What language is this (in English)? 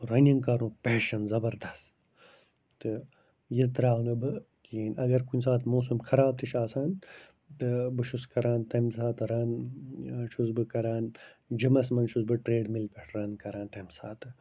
Kashmiri